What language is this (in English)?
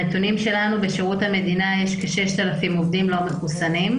Hebrew